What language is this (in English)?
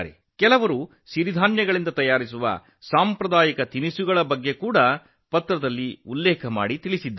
Kannada